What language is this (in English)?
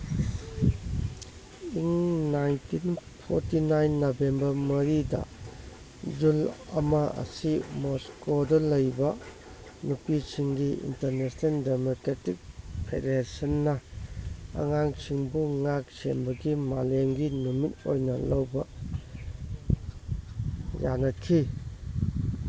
Manipuri